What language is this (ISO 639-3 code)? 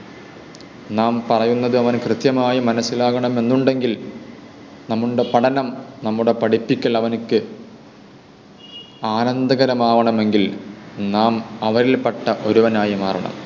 mal